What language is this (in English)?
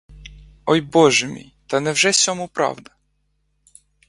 Ukrainian